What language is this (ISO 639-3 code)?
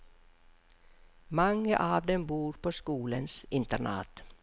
nor